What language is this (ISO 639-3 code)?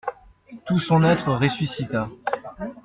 fra